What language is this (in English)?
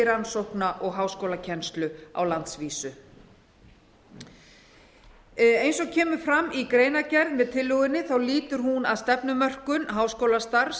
Icelandic